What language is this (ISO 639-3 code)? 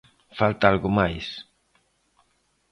glg